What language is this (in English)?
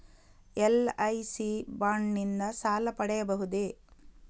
Kannada